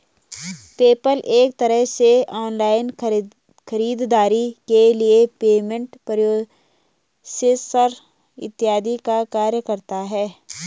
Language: Hindi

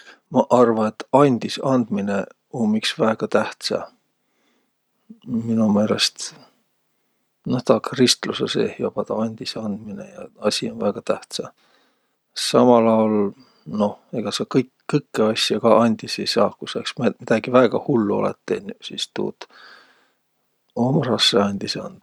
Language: Võro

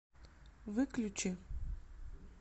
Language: Russian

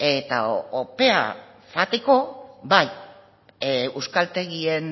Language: Basque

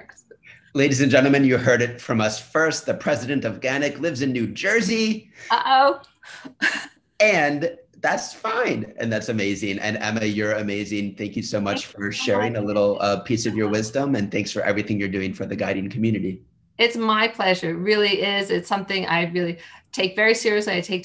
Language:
English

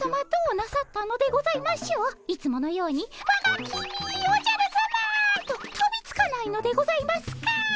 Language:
Japanese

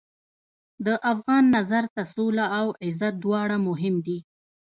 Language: Pashto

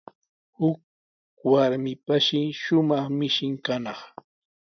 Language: Sihuas Ancash Quechua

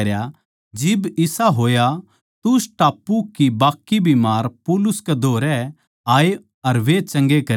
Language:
Haryanvi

